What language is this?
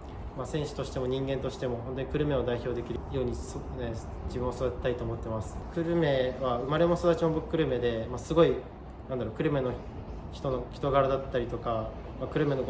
Japanese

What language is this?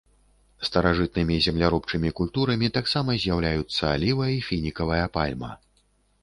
Belarusian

